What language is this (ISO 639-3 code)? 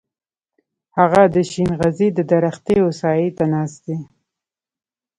pus